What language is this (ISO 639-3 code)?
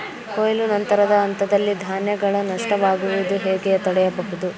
kan